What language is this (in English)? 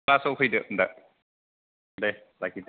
Bodo